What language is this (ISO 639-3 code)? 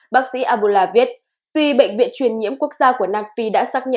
vie